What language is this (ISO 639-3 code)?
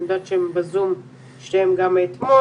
heb